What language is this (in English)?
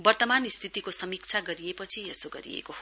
Nepali